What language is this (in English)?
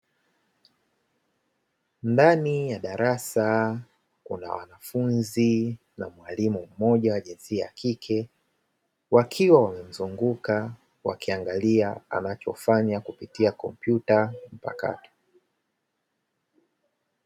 Swahili